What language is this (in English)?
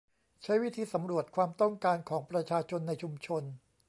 Thai